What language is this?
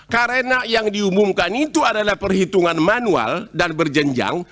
Indonesian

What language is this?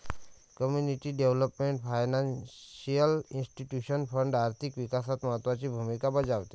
Marathi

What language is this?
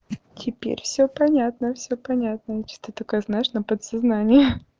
Russian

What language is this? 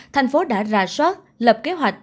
Vietnamese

